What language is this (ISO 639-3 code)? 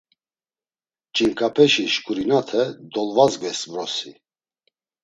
lzz